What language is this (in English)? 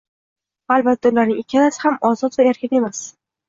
Uzbek